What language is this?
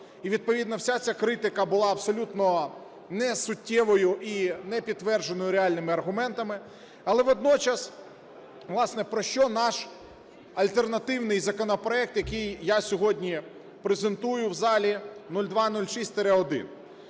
Ukrainian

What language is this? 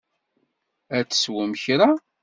Kabyle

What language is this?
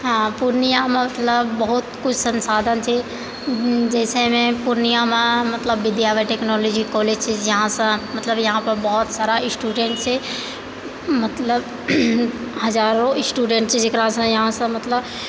Maithili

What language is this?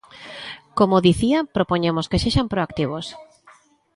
Galician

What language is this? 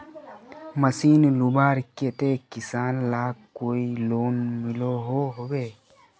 Magahi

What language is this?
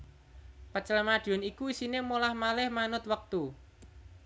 Javanese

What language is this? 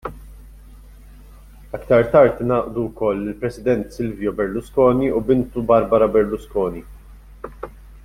Maltese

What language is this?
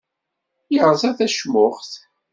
Kabyle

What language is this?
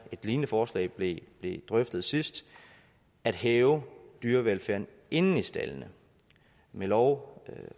Danish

